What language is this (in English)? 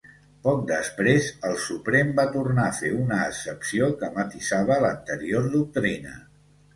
Catalan